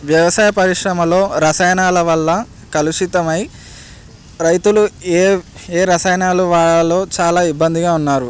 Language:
Telugu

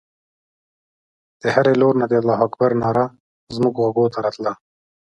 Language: Pashto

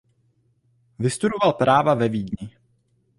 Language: Czech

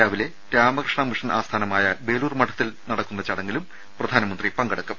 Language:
Malayalam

